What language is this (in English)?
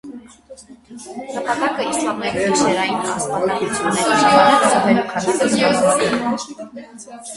Armenian